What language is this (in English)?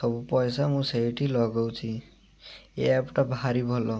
Odia